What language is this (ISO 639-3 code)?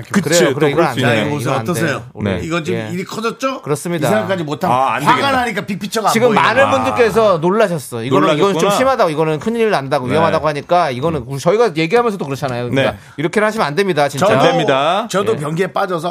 kor